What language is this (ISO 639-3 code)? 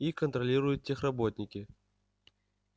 rus